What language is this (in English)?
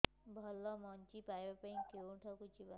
Odia